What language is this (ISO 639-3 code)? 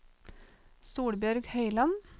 nor